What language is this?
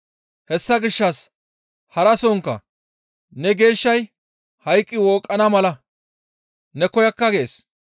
Gamo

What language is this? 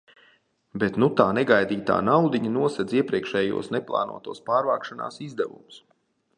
Latvian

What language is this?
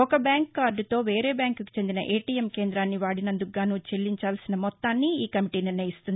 Telugu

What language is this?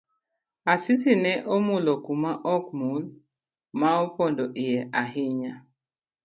Luo (Kenya and Tanzania)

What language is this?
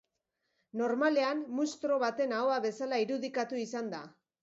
Basque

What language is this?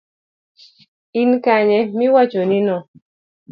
Luo (Kenya and Tanzania)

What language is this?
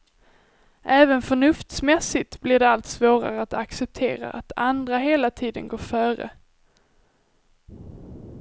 Swedish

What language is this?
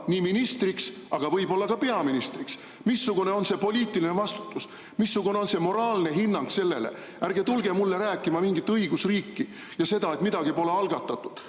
Estonian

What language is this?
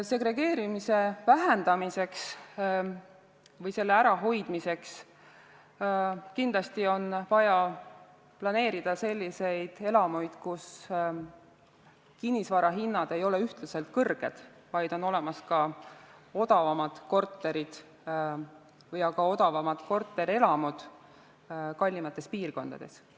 Estonian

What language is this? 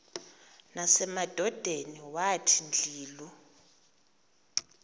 Xhosa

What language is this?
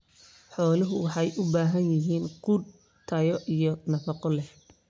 Somali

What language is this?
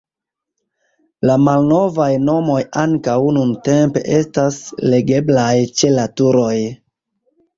Esperanto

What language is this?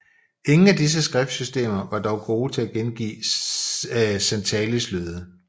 Danish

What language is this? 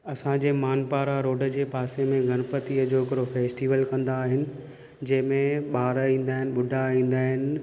Sindhi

